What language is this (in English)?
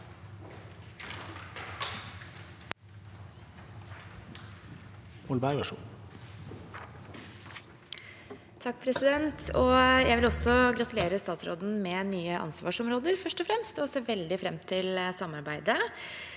Norwegian